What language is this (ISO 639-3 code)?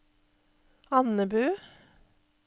nor